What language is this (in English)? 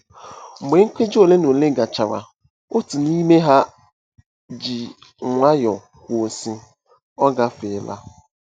Igbo